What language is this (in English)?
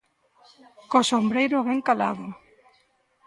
Galician